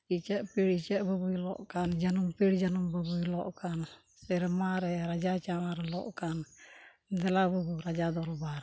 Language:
Santali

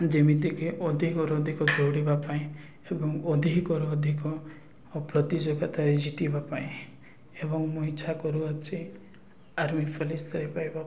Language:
Odia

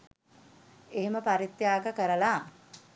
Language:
Sinhala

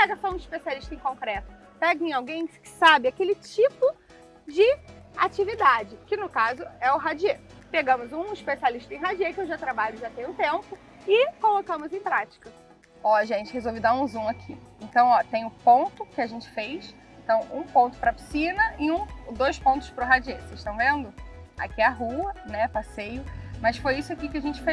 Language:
Portuguese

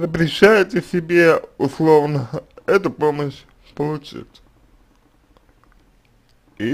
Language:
Russian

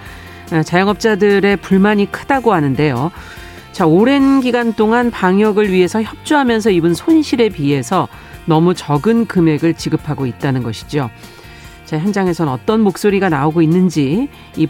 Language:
Korean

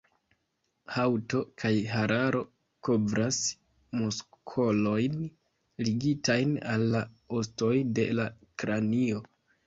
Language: Esperanto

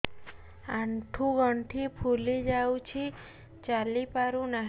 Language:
Odia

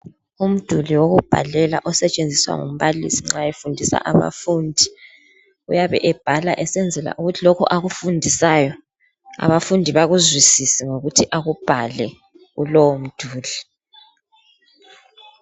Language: North Ndebele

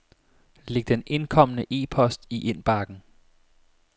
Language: Danish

